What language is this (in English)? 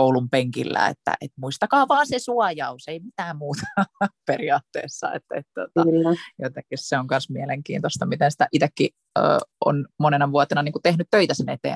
Finnish